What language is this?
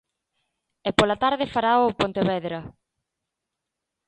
Galician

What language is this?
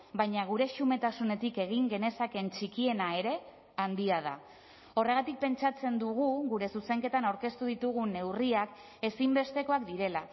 Basque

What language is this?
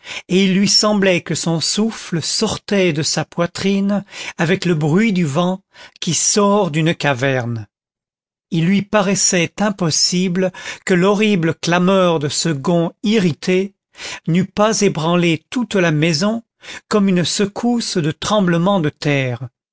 French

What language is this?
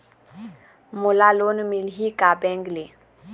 Chhattisgarhi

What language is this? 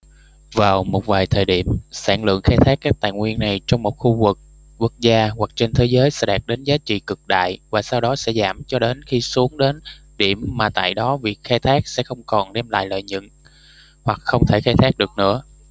Vietnamese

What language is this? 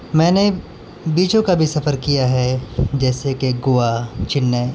Urdu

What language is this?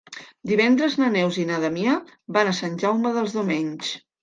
Catalan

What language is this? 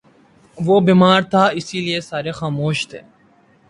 Urdu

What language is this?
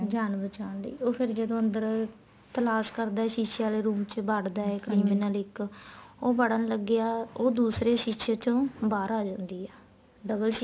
Punjabi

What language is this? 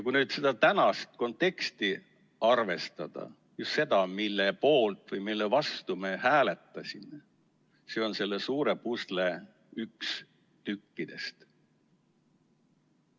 Estonian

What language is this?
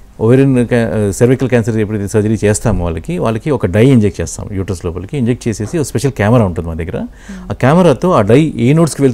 Telugu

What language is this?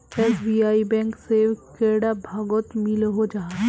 Magahi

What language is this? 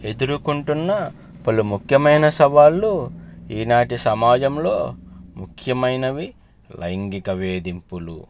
Telugu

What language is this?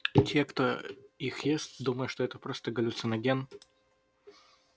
Russian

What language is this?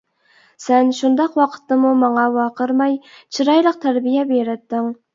Uyghur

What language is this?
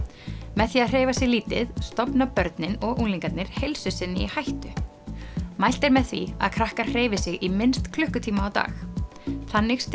Icelandic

